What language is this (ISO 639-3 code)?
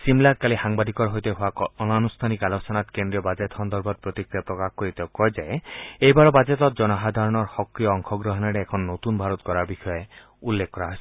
asm